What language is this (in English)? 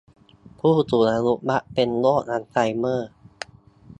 Thai